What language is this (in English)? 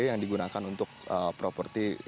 Indonesian